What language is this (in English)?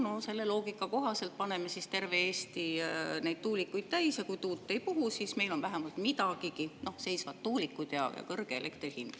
Estonian